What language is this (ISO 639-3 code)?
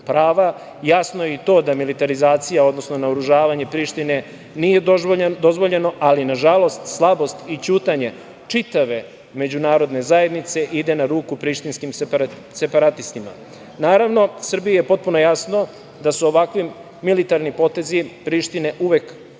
srp